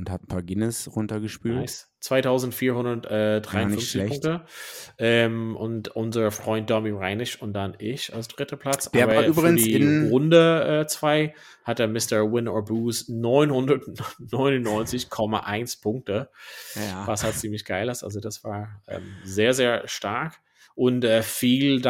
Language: German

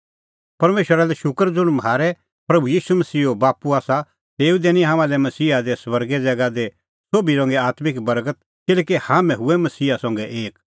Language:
Kullu Pahari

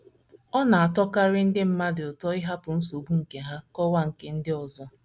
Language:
Igbo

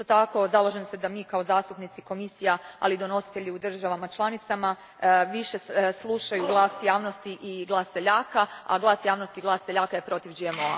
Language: Croatian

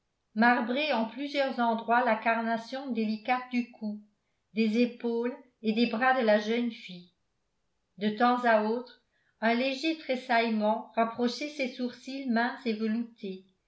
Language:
French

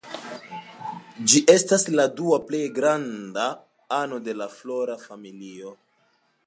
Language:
Esperanto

